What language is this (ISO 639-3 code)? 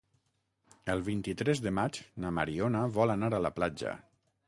cat